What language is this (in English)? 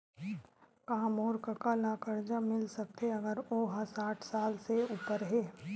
Chhattisgarhi